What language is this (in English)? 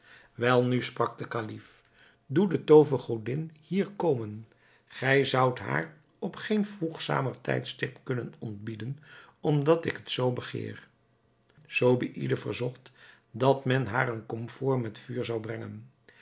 Dutch